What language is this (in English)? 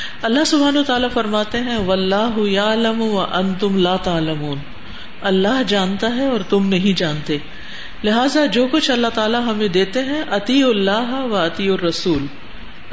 Urdu